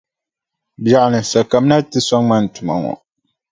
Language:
Dagbani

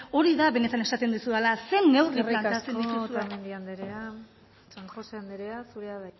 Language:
Basque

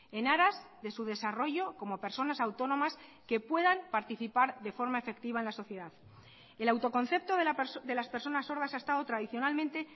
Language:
Spanish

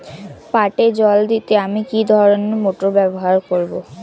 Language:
Bangla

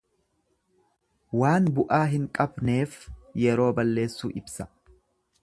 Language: Oromo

